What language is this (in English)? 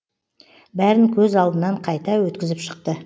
Kazakh